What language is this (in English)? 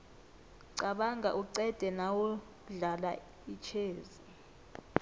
South Ndebele